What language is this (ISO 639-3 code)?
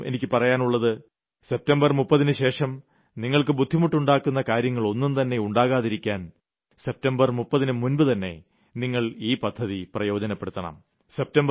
mal